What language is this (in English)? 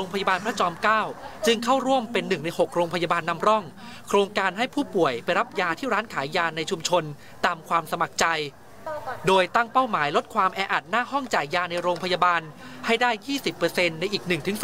Thai